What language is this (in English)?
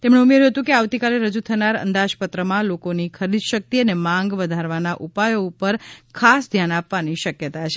Gujarati